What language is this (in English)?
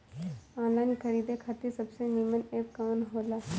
Bhojpuri